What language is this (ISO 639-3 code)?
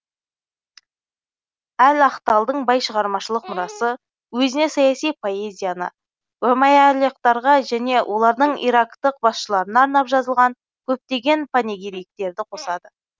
kaz